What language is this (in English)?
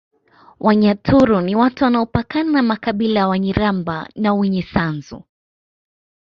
Swahili